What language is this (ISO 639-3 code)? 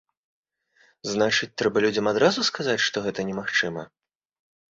bel